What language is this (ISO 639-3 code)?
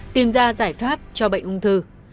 vie